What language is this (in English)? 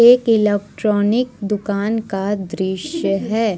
Hindi